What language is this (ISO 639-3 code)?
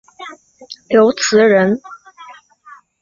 zho